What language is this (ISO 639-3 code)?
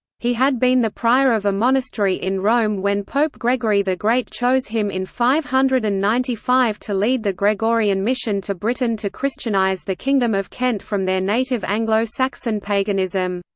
eng